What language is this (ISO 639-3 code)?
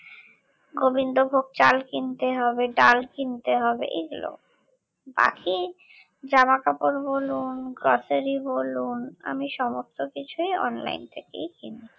ben